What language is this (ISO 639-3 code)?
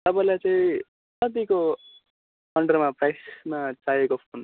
nep